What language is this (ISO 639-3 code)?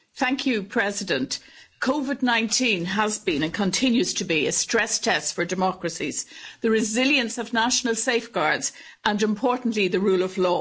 eng